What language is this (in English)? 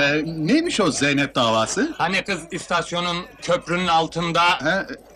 Turkish